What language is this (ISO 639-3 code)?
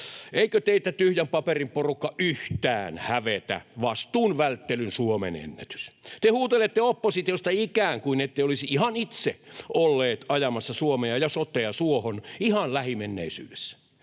fin